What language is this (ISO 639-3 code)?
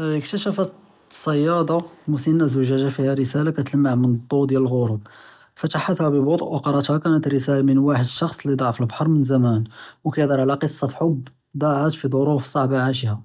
jrb